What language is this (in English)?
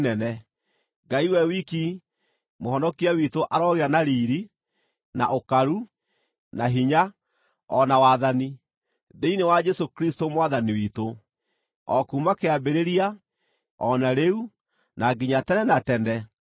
Kikuyu